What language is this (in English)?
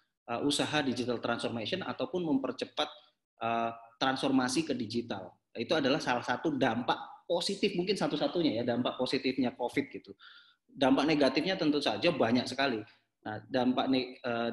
Indonesian